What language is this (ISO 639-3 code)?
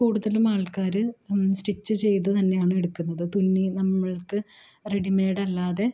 mal